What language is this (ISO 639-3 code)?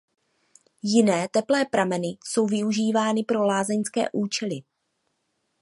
ces